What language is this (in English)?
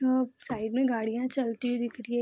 Hindi